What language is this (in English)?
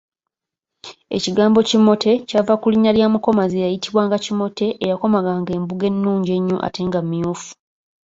Ganda